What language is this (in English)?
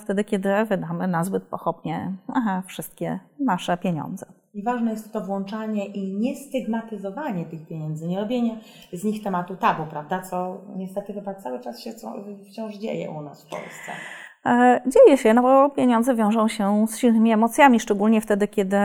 Polish